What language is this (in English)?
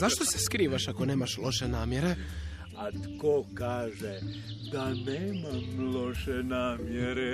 Croatian